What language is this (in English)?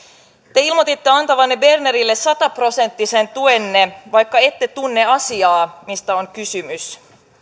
Finnish